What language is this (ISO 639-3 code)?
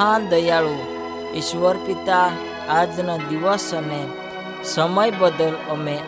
hin